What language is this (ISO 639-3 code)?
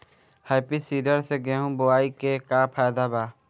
bho